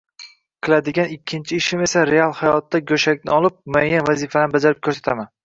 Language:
Uzbek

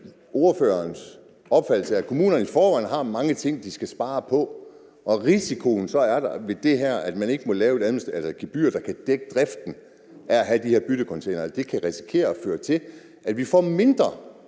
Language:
Danish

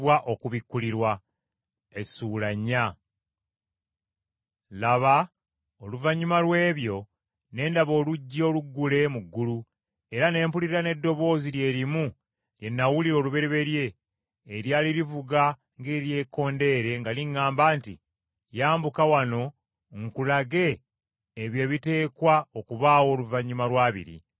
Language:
Ganda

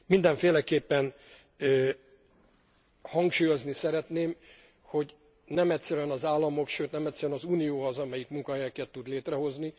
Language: Hungarian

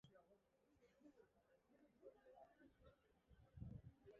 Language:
Basque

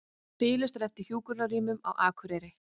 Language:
Icelandic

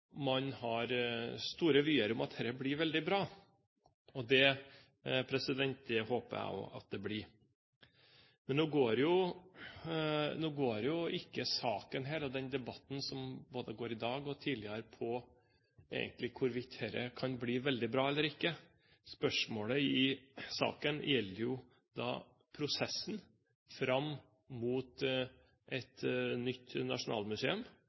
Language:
Norwegian Bokmål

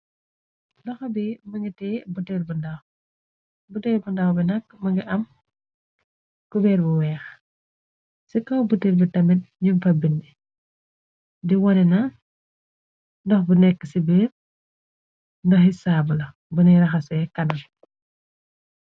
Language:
Wolof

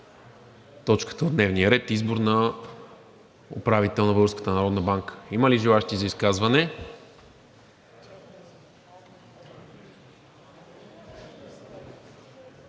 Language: Bulgarian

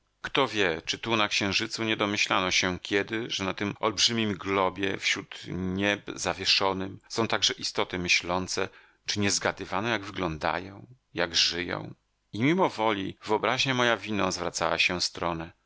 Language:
Polish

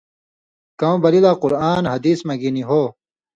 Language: Indus Kohistani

